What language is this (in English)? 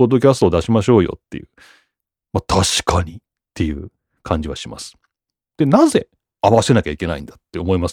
Japanese